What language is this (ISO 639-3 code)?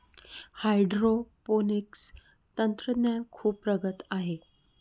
mar